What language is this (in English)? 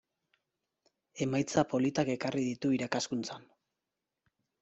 Basque